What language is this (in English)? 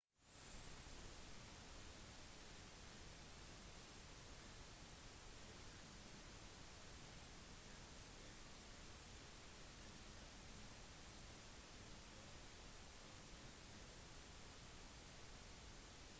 Norwegian Bokmål